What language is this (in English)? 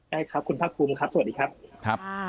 Thai